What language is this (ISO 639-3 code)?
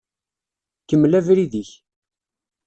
kab